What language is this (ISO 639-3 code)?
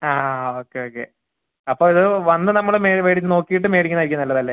mal